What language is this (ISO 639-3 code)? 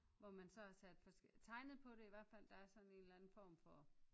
dan